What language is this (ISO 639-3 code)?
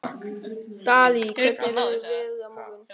isl